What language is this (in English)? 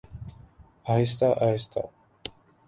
Urdu